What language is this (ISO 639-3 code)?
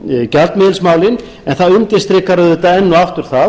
isl